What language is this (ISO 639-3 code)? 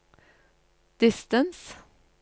nor